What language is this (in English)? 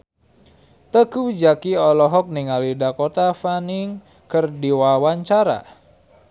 Sundanese